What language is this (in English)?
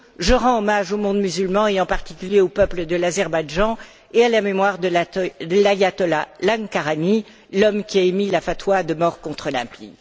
French